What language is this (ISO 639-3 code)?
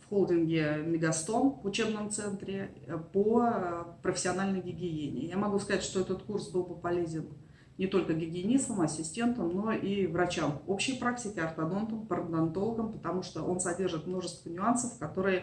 rus